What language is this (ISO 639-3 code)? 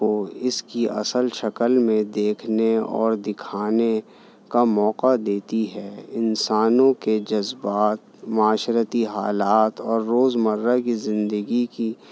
urd